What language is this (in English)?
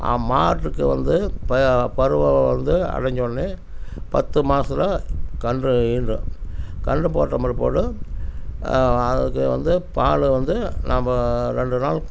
Tamil